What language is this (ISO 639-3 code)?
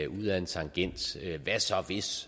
dan